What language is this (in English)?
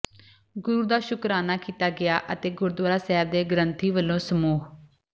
Punjabi